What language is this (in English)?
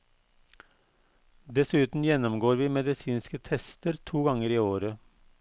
Norwegian